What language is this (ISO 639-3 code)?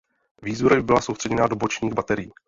ces